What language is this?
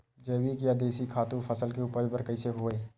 Chhattisgarhi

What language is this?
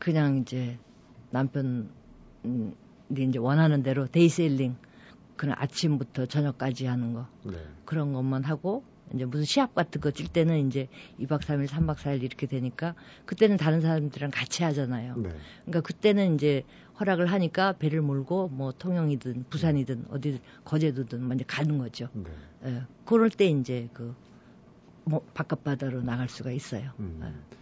Korean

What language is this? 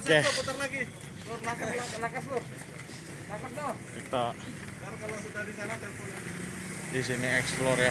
Indonesian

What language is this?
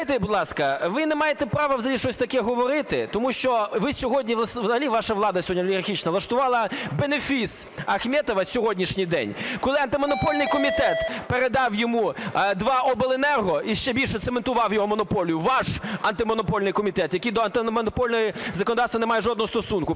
Ukrainian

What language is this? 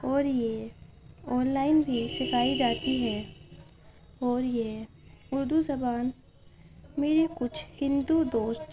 Urdu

